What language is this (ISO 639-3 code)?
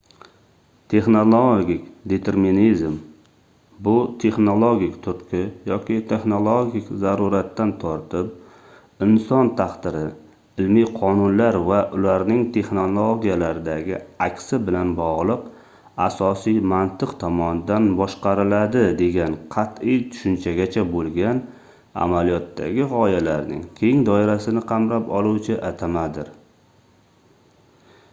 uzb